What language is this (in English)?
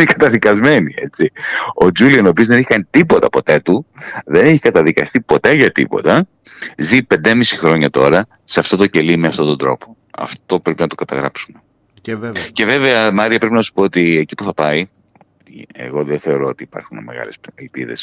Greek